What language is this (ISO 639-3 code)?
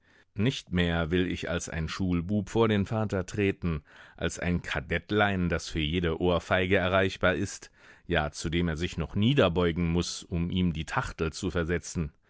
deu